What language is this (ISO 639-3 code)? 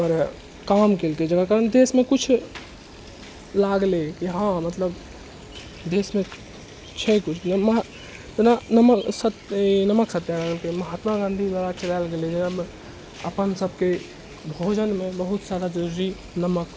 mai